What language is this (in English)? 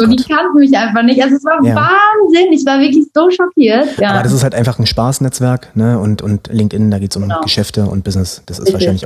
German